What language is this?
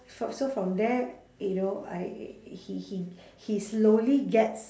English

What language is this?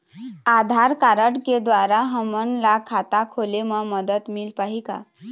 Chhattisgarhi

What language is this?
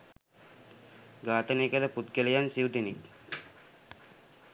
Sinhala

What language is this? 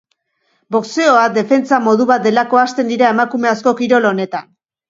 Basque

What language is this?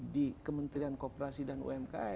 Indonesian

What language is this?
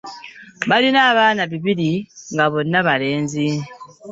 Ganda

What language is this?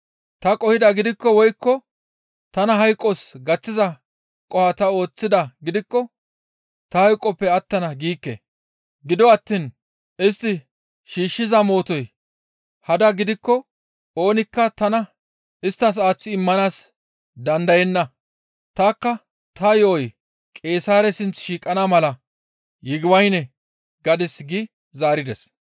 Gamo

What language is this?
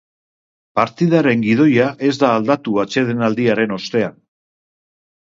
Basque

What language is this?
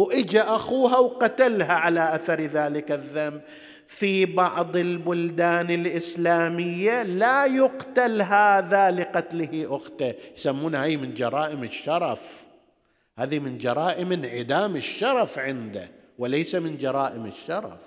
Arabic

